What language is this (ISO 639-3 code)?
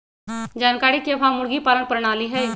mag